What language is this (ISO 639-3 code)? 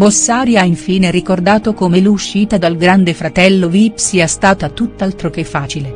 ita